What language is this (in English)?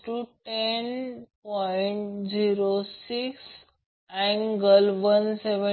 Marathi